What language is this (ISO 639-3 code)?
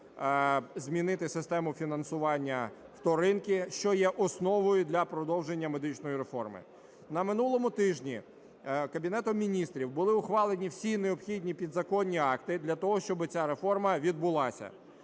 ukr